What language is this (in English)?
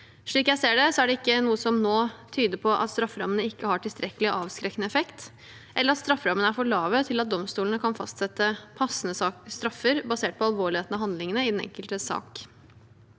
Norwegian